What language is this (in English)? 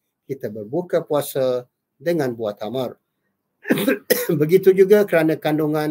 Malay